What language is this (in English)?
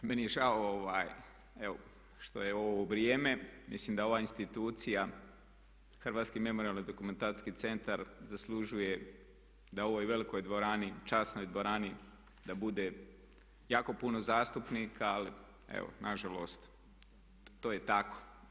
Croatian